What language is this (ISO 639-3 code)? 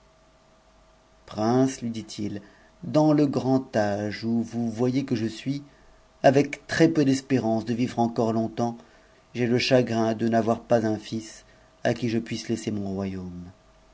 fra